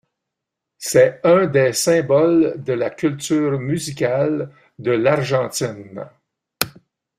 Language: French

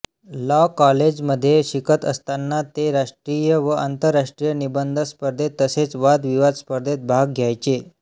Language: Marathi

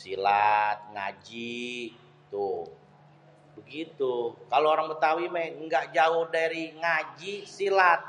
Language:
Betawi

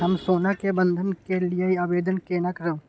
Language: Maithili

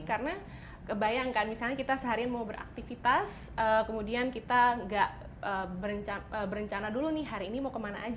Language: Indonesian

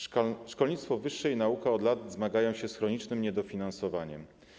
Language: Polish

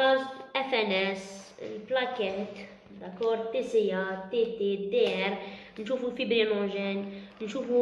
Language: French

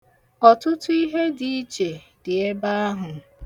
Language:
Igbo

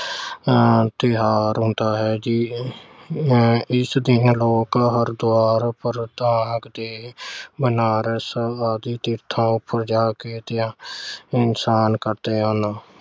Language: Punjabi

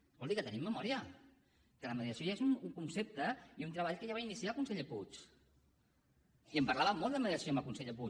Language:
Catalan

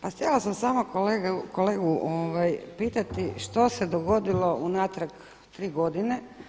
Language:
Croatian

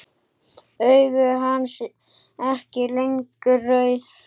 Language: Icelandic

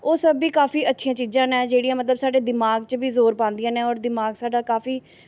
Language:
Dogri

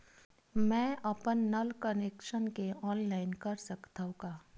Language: Chhattisgarhi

